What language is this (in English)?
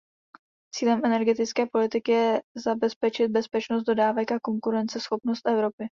Czech